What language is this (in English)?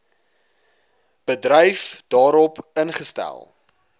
Afrikaans